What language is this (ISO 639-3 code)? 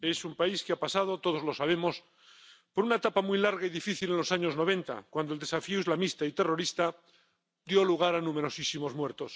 spa